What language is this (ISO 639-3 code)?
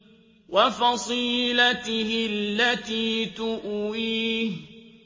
ara